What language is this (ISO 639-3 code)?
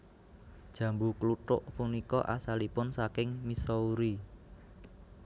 jav